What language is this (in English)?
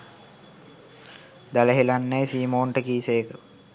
Sinhala